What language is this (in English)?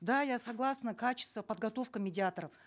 Kazakh